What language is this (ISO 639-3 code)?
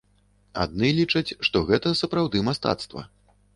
bel